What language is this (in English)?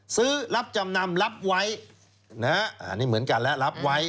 Thai